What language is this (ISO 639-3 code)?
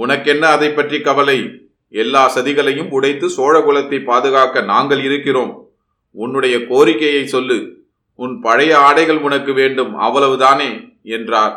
tam